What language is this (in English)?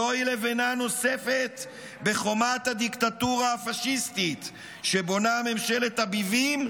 Hebrew